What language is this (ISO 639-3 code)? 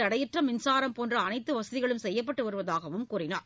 tam